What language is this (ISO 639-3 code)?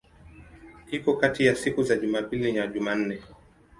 swa